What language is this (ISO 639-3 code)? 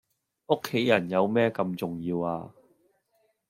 yue